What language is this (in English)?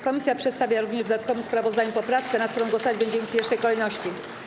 Polish